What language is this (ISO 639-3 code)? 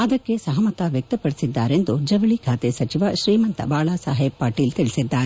kan